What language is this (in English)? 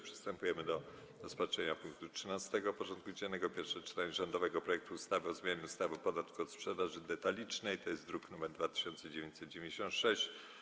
Polish